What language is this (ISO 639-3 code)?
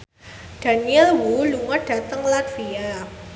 jav